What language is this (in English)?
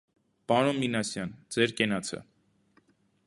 Armenian